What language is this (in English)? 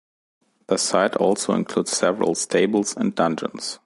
English